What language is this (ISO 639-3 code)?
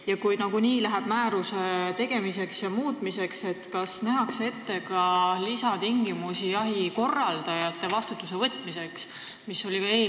est